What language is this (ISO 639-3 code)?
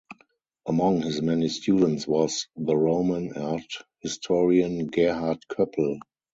eng